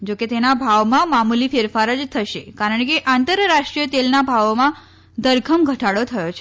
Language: Gujarati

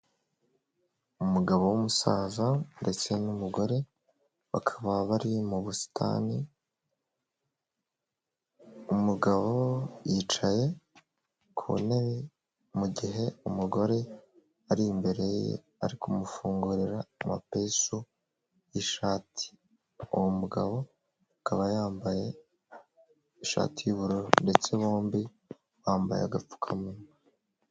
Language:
Kinyarwanda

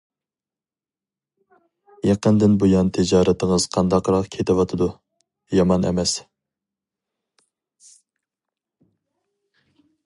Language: Uyghur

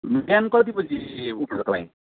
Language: Nepali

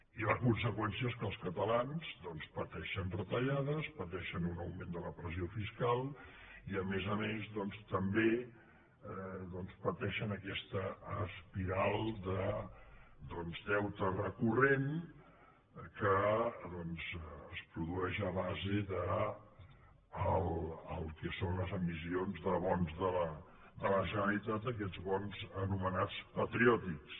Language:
Catalan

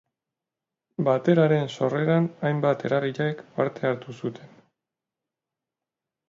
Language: Basque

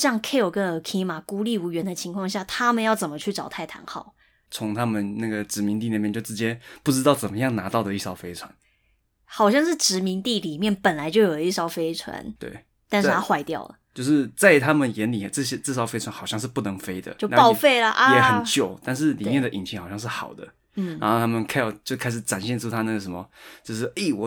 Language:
Chinese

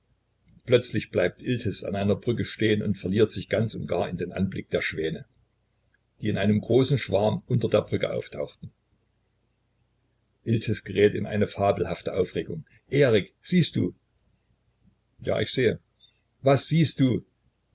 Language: German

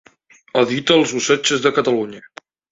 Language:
Catalan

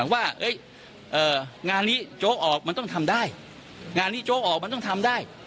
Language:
Thai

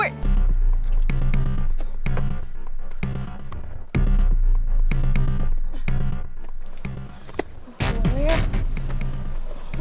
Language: Indonesian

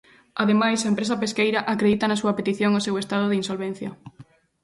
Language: Galician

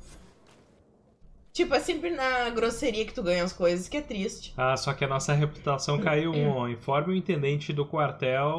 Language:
Portuguese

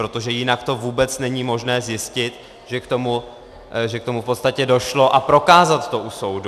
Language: Czech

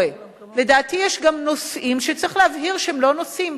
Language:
Hebrew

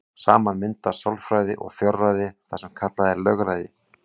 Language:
Icelandic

